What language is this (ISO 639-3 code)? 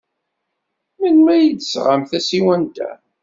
kab